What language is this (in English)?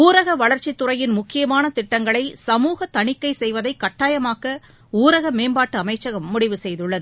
Tamil